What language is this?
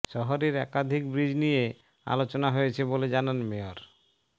Bangla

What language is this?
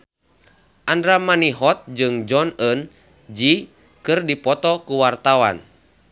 Sundanese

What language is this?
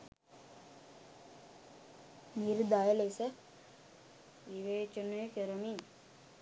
Sinhala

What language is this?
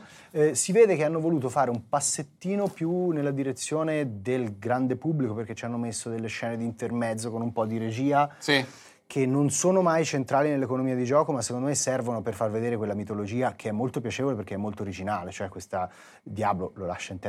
Italian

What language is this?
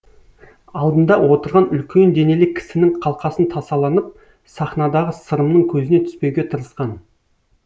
Kazakh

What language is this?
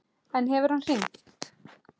Icelandic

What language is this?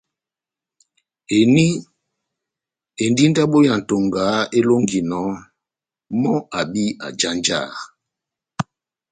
Batanga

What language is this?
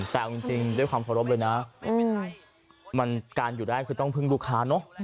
Thai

